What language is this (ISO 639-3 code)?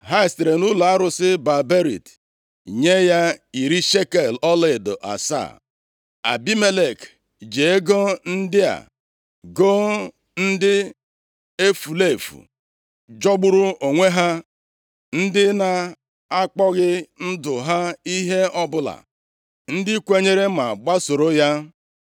ibo